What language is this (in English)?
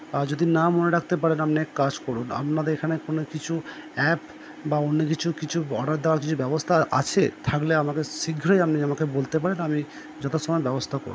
Bangla